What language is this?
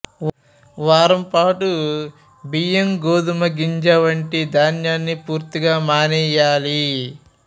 Telugu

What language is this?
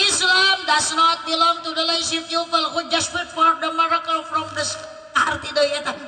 Indonesian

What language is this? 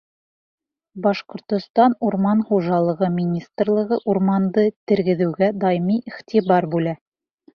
Bashkir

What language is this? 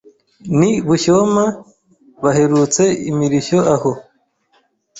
Kinyarwanda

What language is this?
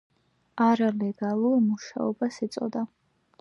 Georgian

